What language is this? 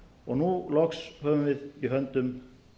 Icelandic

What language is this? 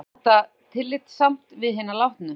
Icelandic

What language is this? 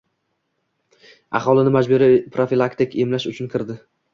Uzbek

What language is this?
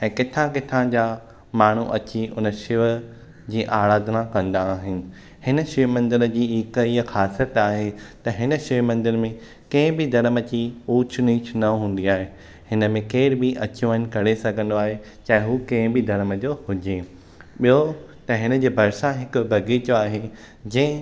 Sindhi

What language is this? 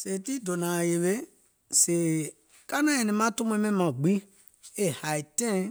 Gola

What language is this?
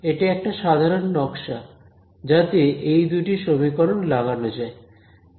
Bangla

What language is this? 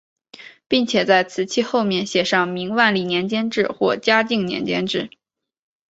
Chinese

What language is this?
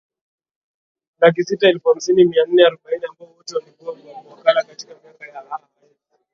Swahili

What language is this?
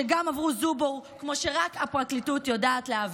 Hebrew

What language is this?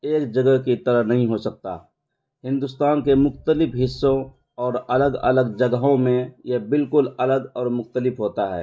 Urdu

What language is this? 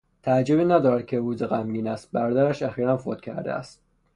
Persian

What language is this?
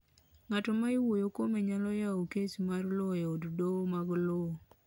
Luo (Kenya and Tanzania)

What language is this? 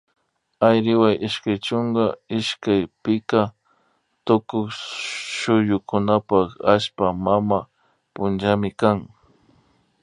Imbabura Highland Quichua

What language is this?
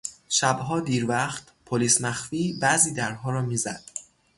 Persian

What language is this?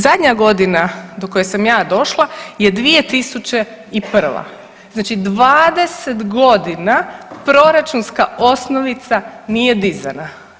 Croatian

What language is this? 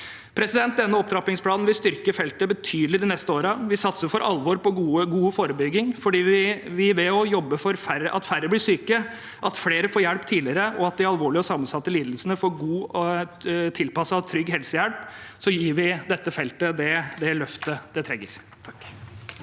Norwegian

